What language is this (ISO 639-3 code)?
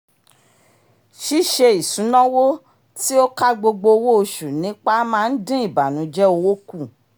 yor